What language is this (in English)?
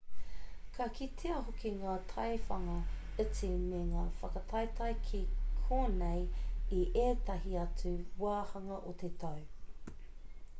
Māori